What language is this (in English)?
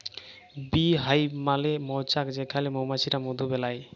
Bangla